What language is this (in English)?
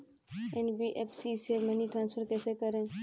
Hindi